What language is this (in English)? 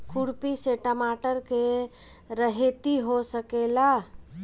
Bhojpuri